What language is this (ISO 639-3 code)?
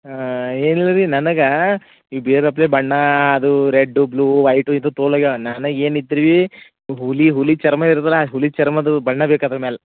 kan